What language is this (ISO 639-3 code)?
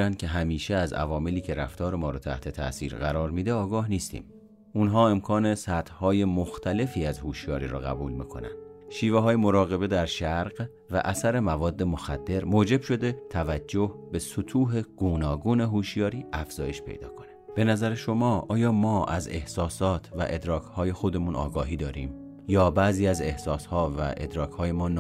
fas